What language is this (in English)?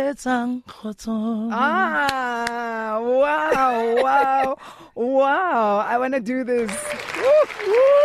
English